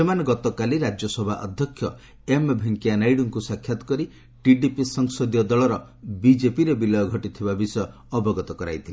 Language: Odia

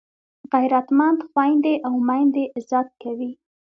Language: Pashto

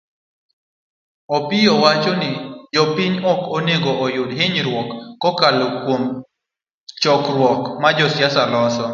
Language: Luo (Kenya and Tanzania)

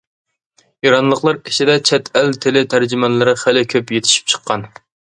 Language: Uyghur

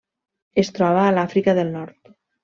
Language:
Catalan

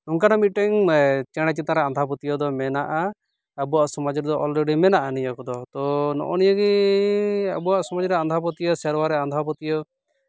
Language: Santali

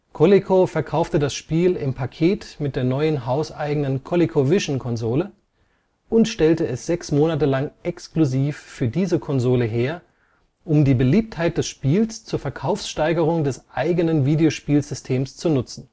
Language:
German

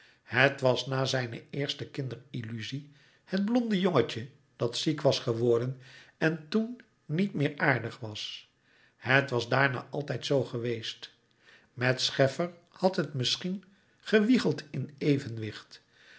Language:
Dutch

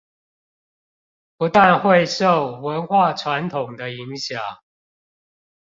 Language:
Chinese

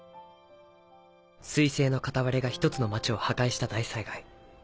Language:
Japanese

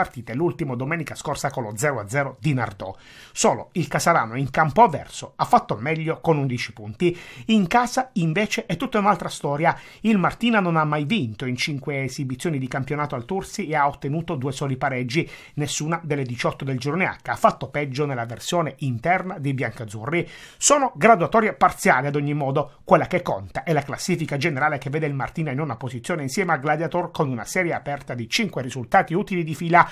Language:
Italian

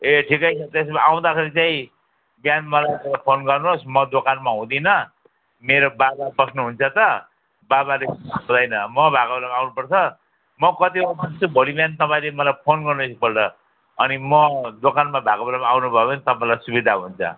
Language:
Nepali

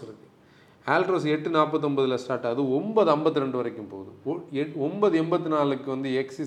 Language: Tamil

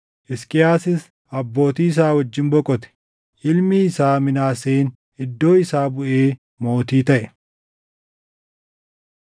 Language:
Oromo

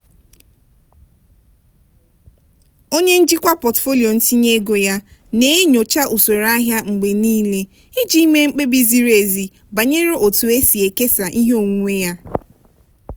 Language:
Igbo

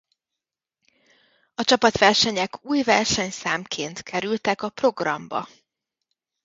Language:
Hungarian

